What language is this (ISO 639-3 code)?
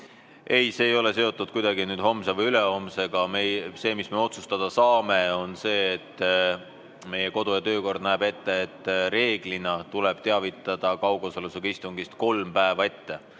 est